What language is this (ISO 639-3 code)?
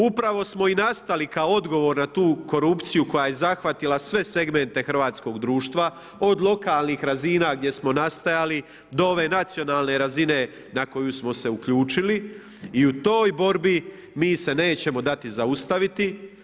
hrv